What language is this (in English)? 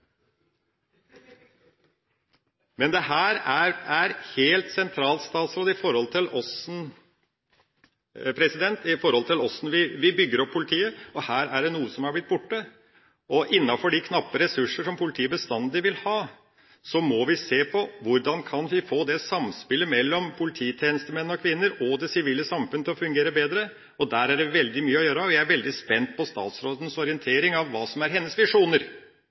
Norwegian Bokmål